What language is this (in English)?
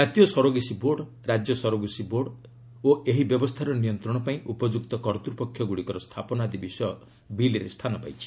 Odia